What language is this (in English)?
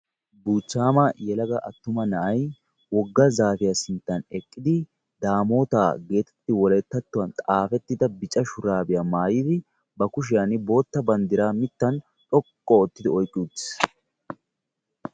Wolaytta